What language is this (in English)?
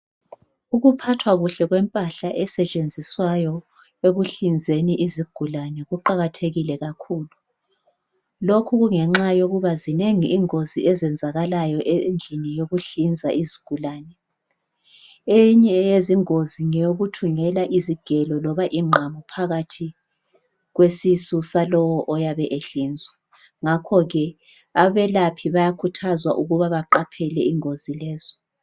North Ndebele